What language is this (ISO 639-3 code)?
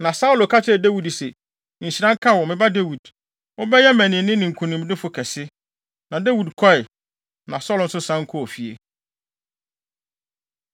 aka